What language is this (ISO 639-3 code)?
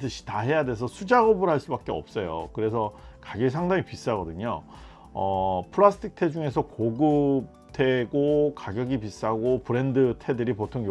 kor